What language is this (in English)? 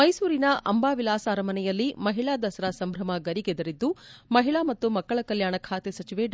Kannada